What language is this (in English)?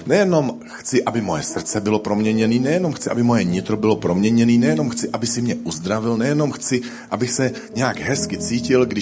Czech